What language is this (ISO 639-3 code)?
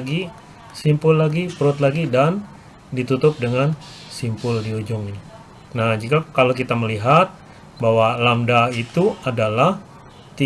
ind